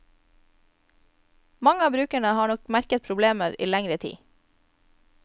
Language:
Norwegian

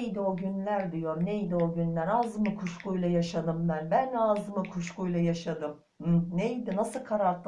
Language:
Turkish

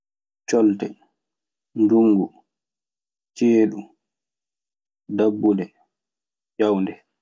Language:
Maasina Fulfulde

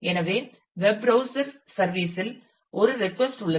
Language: Tamil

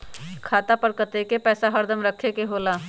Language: Magahi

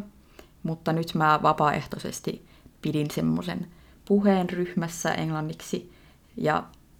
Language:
Finnish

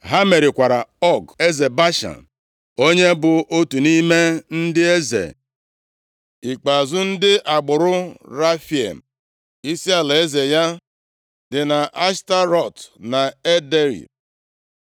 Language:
Igbo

